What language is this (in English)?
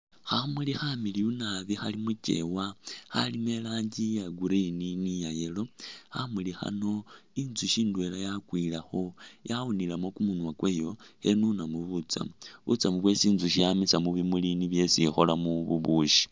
Masaaba